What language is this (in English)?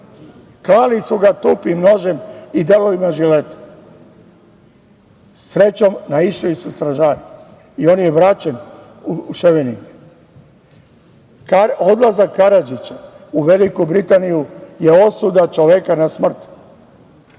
Serbian